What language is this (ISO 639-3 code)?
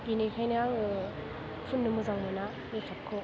brx